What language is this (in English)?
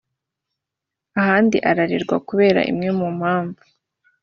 Kinyarwanda